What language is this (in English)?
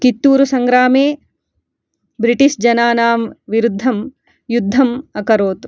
Sanskrit